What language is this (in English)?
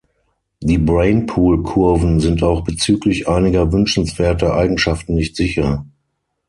German